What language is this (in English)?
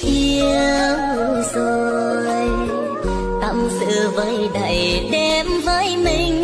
Vietnamese